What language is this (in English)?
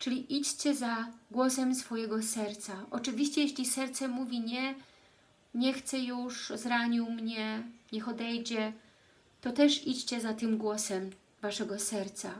Polish